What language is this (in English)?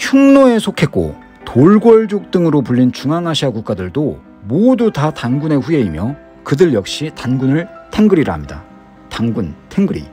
Korean